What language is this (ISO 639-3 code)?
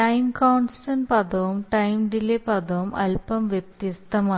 mal